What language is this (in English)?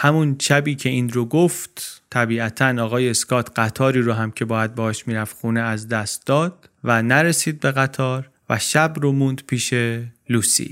Persian